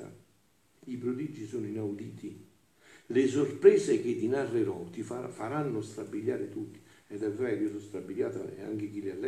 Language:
Italian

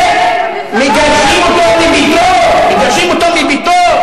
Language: Hebrew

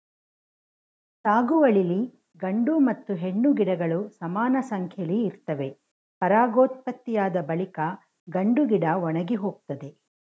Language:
Kannada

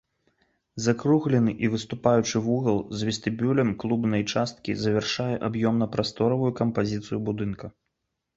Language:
Belarusian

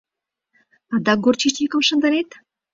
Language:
Mari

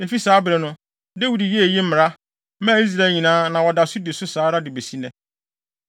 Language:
Akan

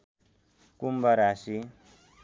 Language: Nepali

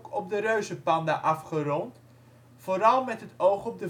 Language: Dutch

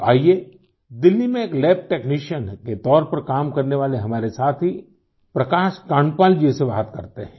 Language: Hindi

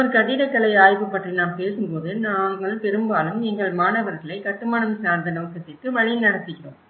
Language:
Tamil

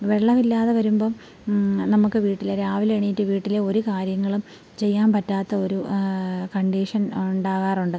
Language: Malayalam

